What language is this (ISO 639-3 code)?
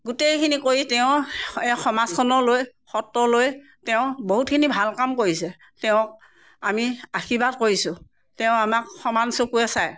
asm